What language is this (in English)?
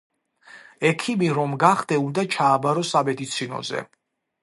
Georgian